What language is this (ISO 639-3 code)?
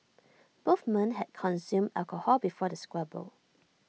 eng